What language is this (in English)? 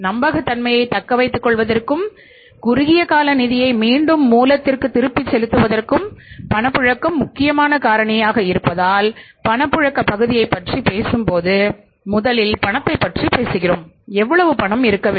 Tamil